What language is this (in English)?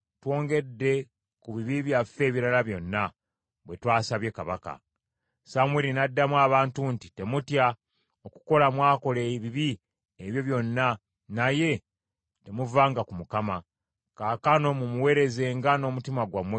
Ganda